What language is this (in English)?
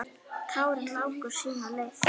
Icelandic